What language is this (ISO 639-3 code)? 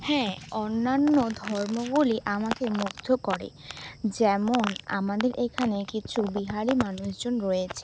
ben